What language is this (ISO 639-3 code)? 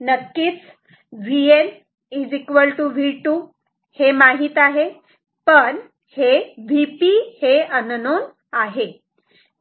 mar